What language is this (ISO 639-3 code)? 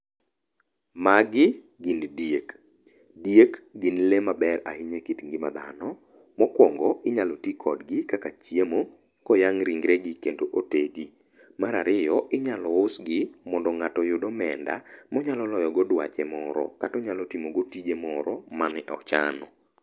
luo